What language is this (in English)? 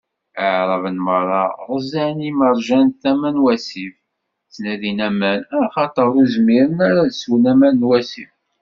Kabyle